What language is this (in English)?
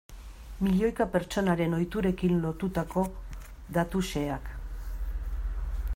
Basque